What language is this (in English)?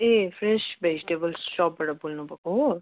Nepali